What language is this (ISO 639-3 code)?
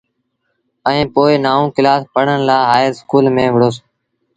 sbn